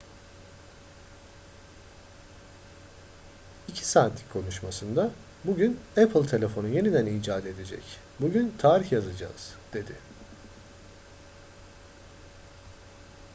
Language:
Turkish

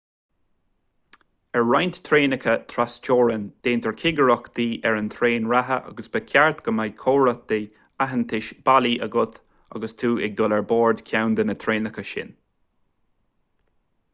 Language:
Irish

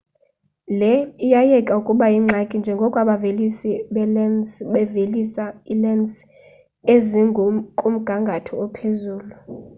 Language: Xhosa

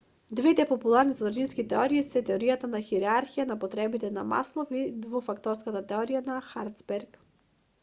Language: Macedonian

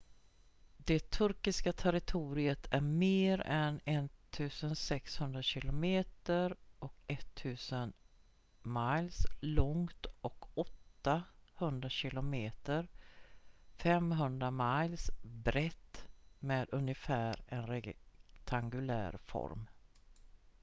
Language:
Swedish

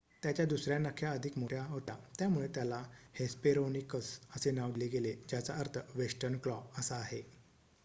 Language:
Marathi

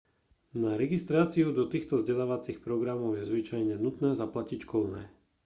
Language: Slovak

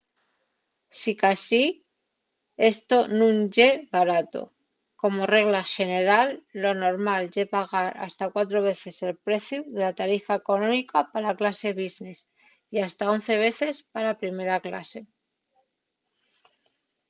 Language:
Asturian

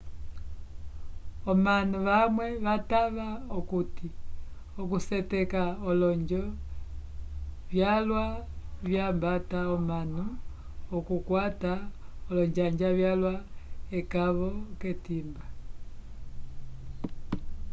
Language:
Umbundu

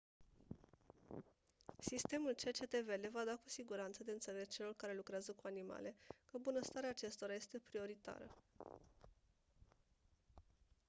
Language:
Romanian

